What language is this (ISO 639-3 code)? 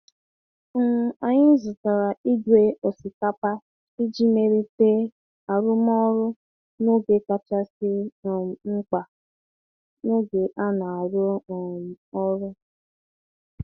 ibo